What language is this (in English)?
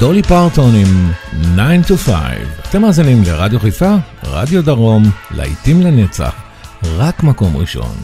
Hebrew